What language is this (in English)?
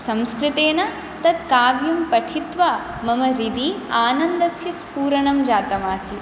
Sanskrit